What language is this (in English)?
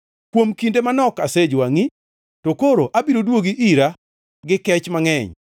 Luo (Kenya and Tanzania)